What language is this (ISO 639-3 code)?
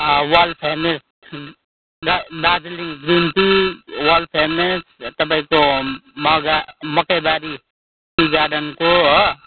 nep